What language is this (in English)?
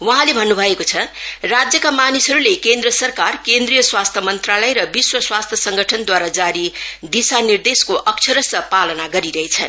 Nepali